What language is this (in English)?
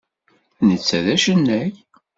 Kabyle